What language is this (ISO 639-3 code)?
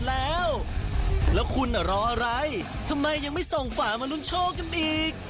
tha